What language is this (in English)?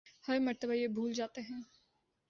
Urdu